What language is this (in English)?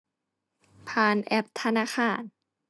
Thai